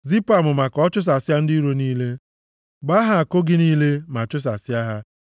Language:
Igbo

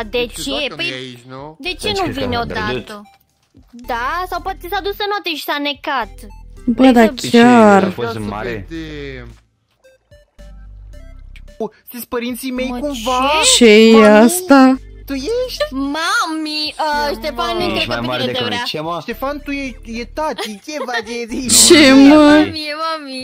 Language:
Romanian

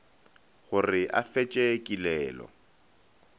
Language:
Northern Sotho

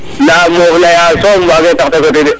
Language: Serer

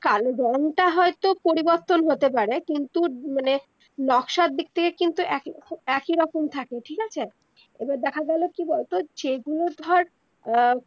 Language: Bangla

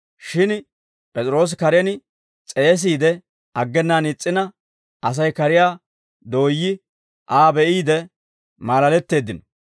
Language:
Dawro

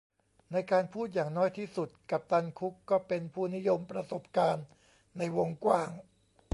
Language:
Thai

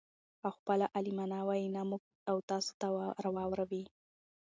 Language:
Pashto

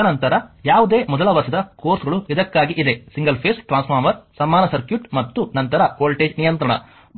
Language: Kannada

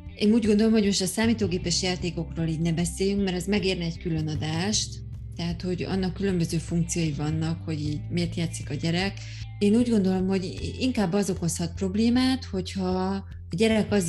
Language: Hungarian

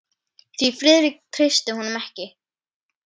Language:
Icelandic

